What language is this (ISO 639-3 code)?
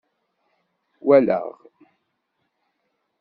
kab